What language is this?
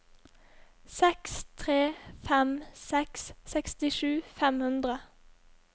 Norwegian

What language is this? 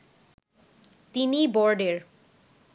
Bangla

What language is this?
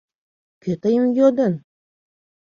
Mari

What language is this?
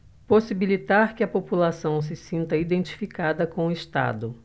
Portuguese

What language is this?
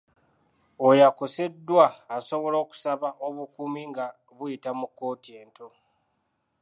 Ganda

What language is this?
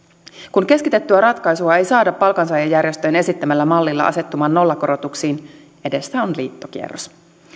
Finnish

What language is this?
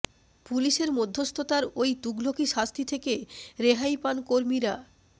Bangla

